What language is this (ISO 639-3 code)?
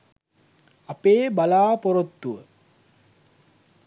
sin